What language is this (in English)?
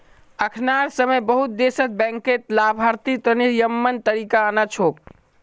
Magahi